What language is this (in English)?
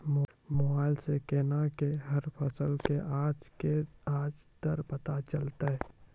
Maithili